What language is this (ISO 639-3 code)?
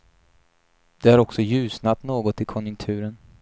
swe